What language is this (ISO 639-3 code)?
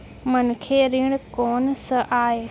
hne